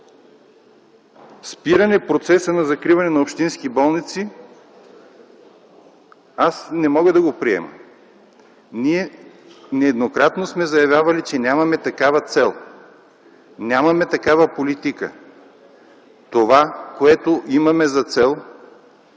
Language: Bulgarian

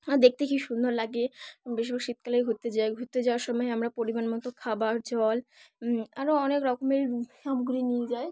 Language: Bangla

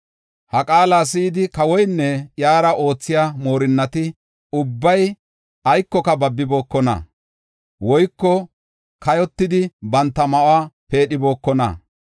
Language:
Gofa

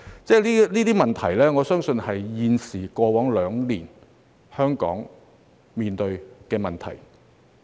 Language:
Cantonese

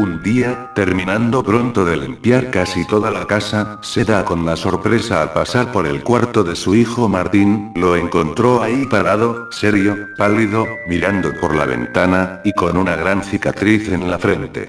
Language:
Spanish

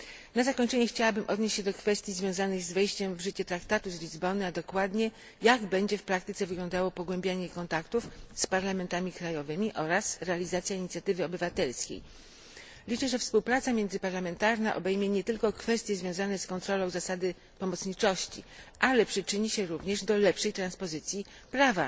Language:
Polish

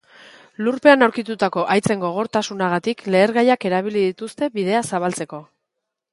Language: Basque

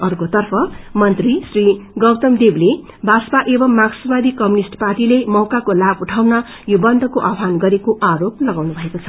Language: Nepali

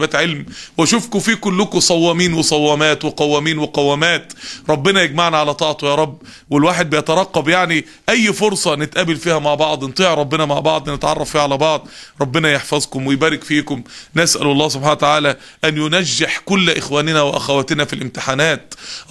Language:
Arabic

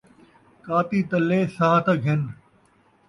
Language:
Saraiki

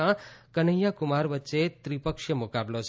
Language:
Gujarati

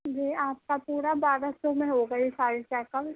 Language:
Urdu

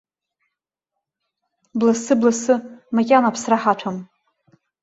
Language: Abkhazian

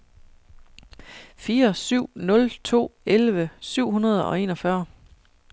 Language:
Danish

